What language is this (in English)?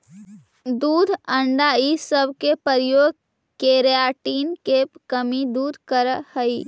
Magahi